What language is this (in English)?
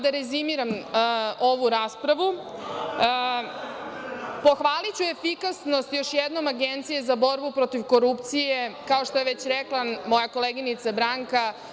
Serbian